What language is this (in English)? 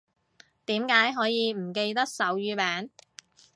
Cantonese